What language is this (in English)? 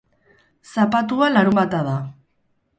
Basque